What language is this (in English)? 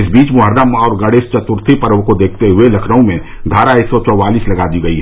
Hindi